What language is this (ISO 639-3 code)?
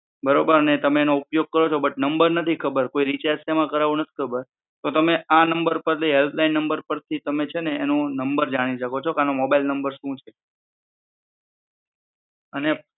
guj